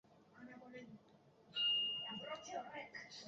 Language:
Basque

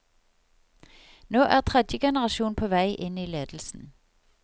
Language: Norwegian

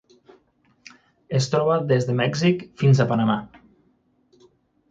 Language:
Catalan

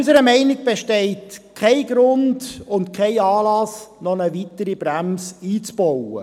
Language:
Swiss German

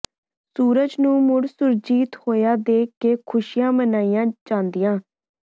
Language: Punjabi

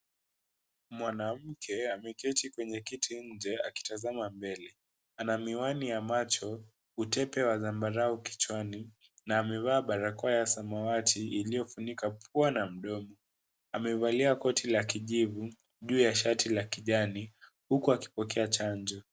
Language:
Swahili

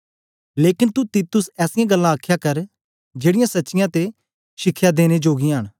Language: Dogri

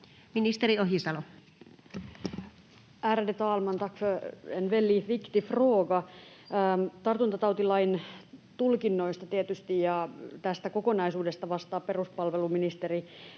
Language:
Finnish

